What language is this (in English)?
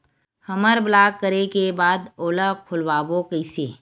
Chhattisgarhi